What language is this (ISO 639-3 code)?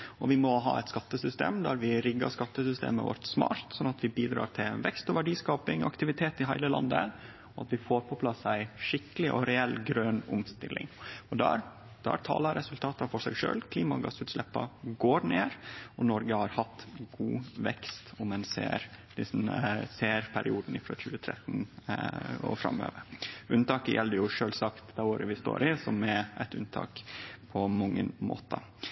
nno